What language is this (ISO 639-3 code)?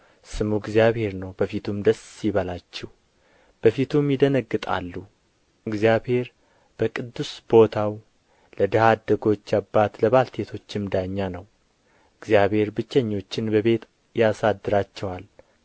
amh